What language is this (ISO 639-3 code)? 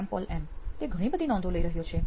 guj